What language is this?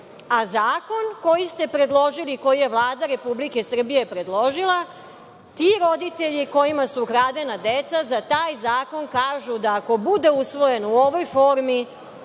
Serbian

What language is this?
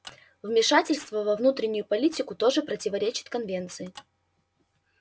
Russian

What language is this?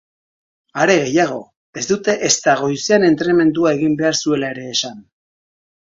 Basque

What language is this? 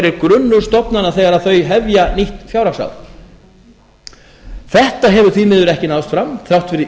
Icelandic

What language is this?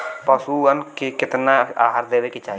Bhojpuri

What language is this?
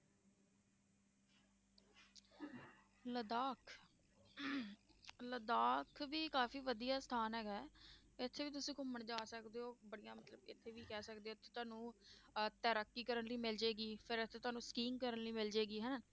Punjabi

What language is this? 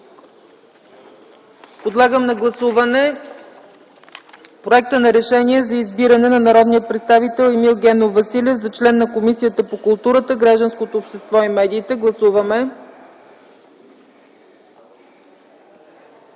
Bulgarian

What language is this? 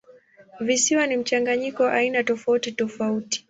Swahili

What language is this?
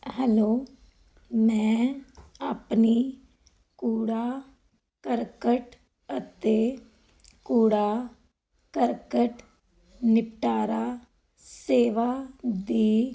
Punjabi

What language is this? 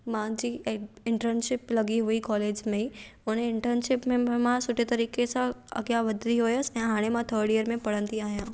Sindhi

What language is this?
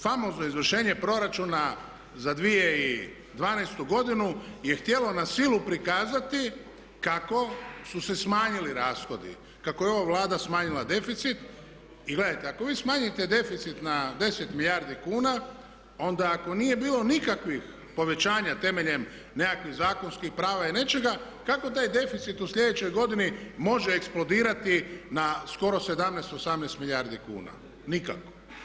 Croatian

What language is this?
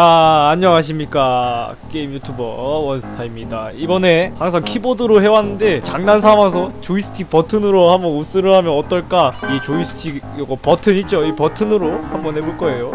Korean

